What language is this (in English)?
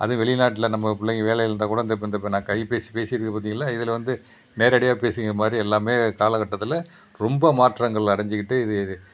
Tamil